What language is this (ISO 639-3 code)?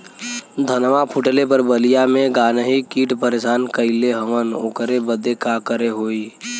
bho